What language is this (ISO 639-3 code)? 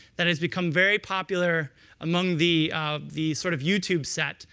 eng